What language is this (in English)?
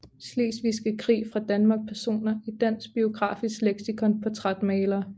Danish